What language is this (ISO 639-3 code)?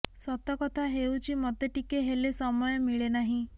ori